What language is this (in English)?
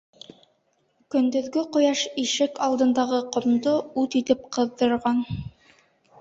Bashkir